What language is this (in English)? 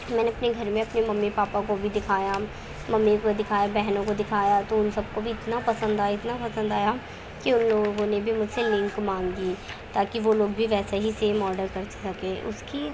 Urdu